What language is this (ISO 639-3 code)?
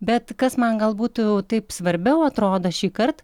lit